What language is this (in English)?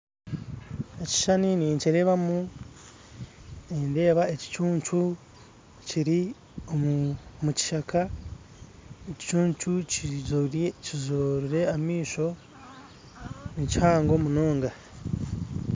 Nyankole